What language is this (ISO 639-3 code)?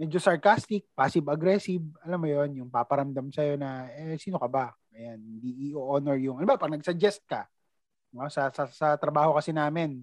fil